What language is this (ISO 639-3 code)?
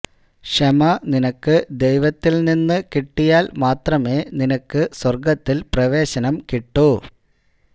mal